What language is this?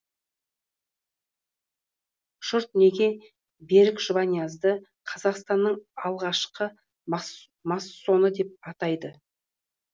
Kazakh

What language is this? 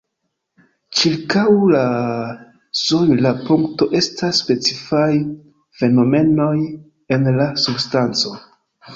Esperanto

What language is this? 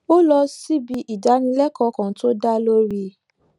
Yoruba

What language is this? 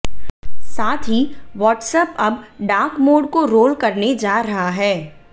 Hindi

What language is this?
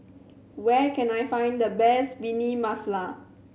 English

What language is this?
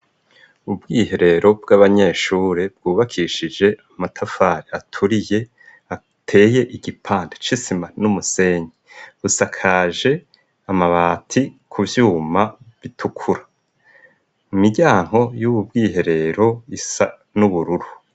Rundi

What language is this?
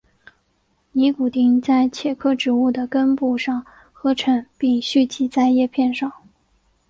Chinese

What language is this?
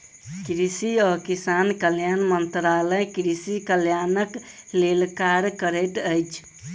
Maithili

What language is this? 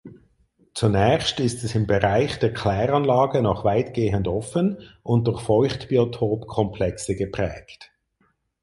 German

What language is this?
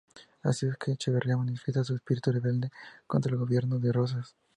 Spanish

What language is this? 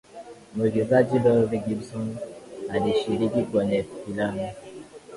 Swahili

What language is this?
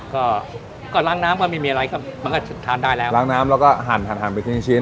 Thai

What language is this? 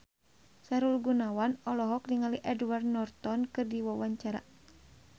Sundanese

